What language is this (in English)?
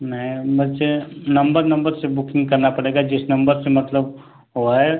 Hindi